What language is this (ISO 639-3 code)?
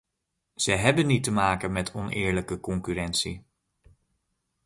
nld